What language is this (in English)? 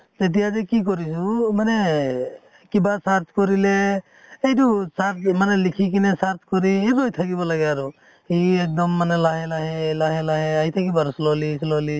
Assamese